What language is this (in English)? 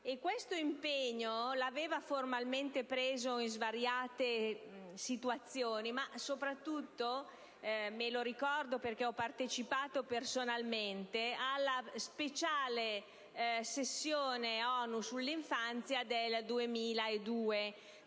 Italian